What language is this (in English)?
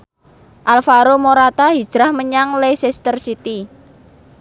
Javanese